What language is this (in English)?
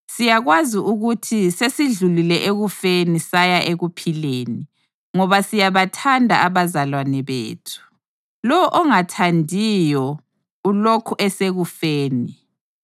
North Ndebele